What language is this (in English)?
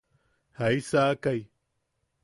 Yaqui